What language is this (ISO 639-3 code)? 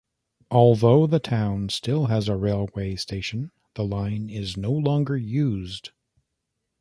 eng